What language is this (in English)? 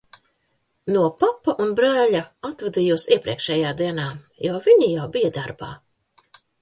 Latvian